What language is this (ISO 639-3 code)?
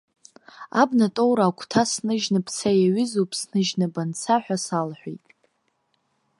abk